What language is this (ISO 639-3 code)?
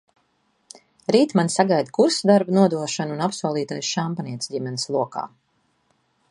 lav